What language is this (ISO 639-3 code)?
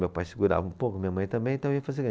por